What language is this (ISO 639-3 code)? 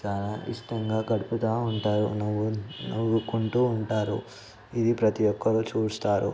tel